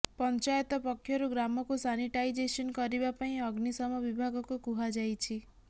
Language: Odia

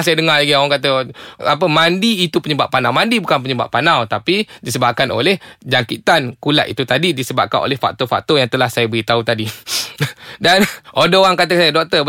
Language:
Malay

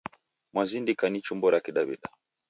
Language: Taita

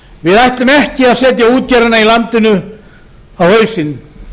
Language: Icelandic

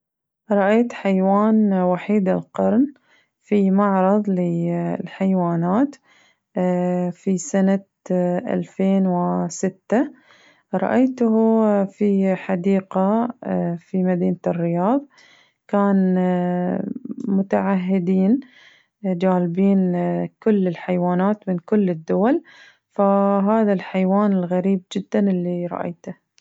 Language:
Najdi Arabic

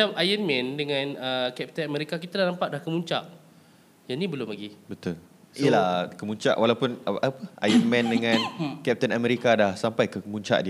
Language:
Malay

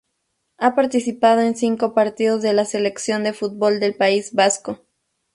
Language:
Spanish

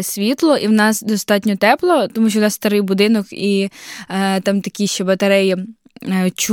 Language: Ukrainian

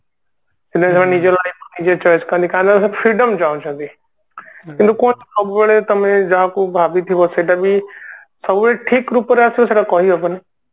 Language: Odia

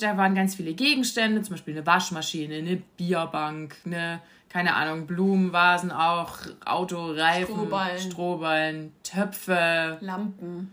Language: German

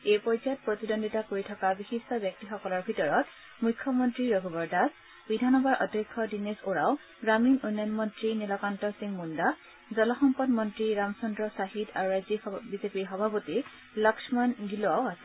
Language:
Assamese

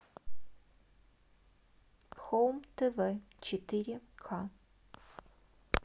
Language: Russian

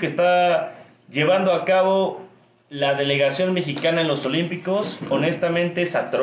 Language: Spanish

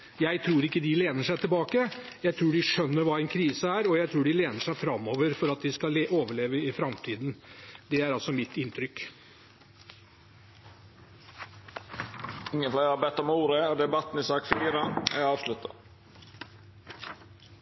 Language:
Norwegian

